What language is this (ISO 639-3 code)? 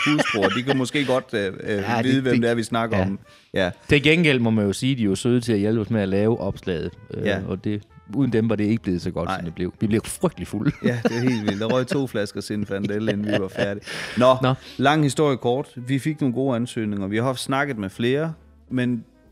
dan